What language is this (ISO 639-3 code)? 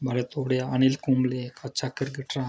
doi